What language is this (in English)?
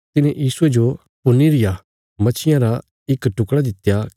Bilaspuri